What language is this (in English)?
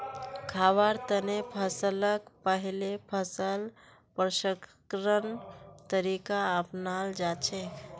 Magahi